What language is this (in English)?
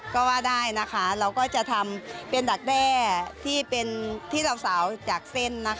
Thai